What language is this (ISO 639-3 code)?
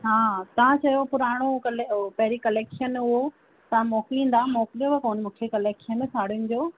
snd